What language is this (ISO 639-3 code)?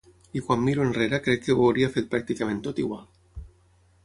cat